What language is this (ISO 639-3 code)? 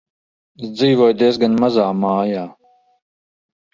lav